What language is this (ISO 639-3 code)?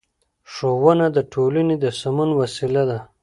pus